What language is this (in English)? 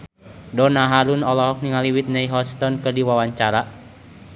Sundanese